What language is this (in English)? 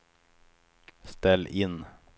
Swedish